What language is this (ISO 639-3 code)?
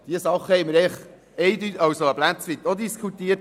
gsw